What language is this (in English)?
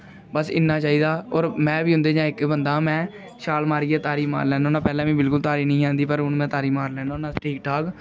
Dogri